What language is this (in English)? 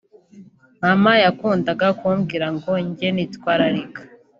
Kinyarwanda